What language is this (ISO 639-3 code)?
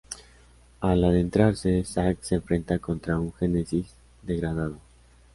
spa